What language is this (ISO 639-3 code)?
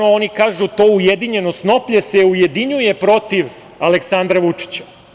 srp